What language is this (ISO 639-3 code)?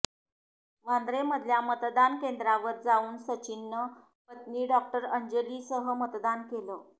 mar